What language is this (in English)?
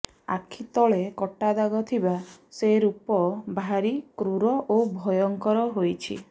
Odia